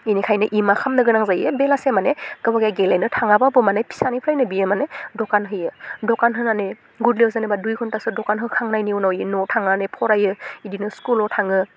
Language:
Bodo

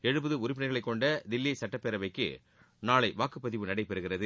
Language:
Tamil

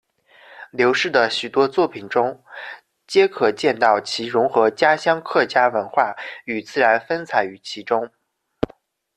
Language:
Chinese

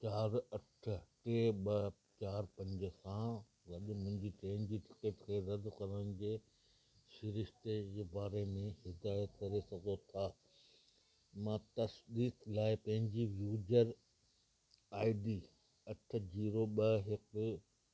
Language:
Sindhi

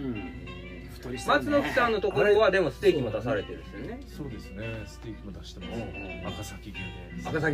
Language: Japanese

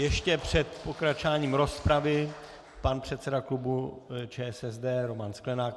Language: Czech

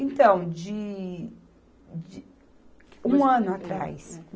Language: Portuguese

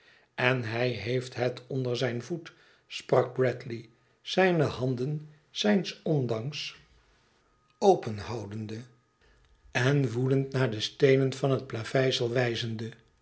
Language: Dutch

